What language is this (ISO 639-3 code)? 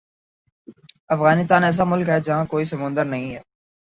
urd